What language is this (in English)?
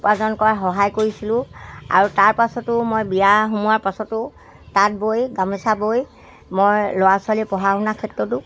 Assamese